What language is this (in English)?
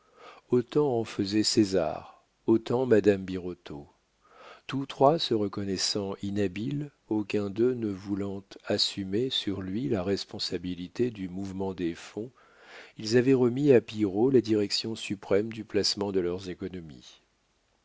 French